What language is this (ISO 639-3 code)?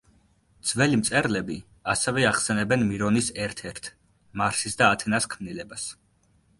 kat